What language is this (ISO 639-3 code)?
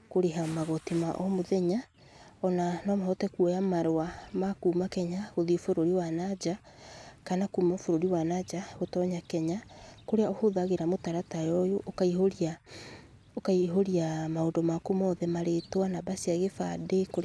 kik